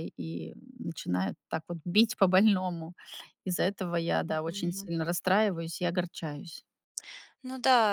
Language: Russian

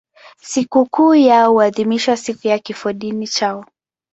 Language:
Swahili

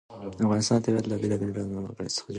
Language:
Pashto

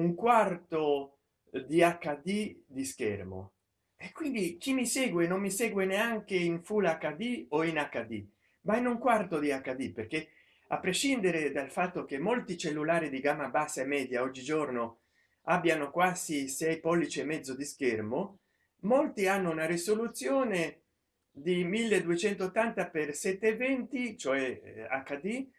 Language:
Italian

